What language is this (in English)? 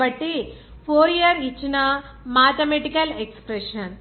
Telugu